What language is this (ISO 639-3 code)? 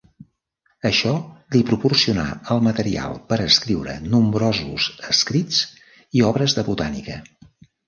cat